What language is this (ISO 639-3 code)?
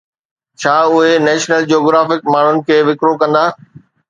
snd